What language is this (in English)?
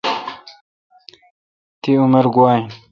Kalkoti